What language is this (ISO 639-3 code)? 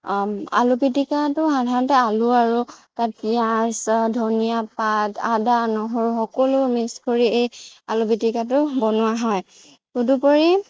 asm